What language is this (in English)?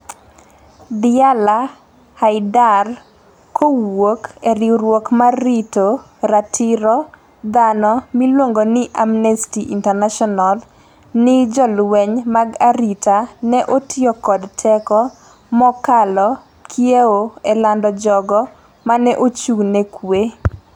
Luo (Kenya and Tanzania)